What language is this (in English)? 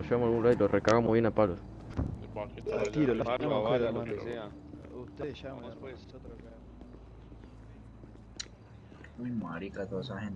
Spanish